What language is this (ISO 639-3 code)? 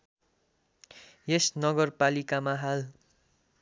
nep